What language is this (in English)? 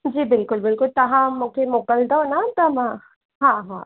Sindhi